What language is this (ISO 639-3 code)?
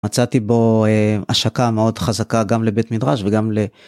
heb